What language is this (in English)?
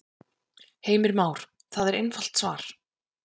Icelandic